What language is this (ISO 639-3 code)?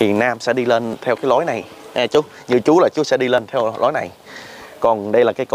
vie